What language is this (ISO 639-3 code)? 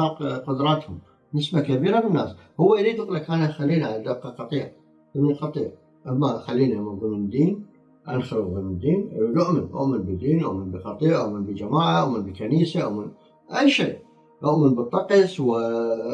ara